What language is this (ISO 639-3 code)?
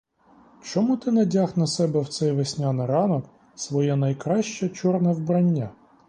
ukr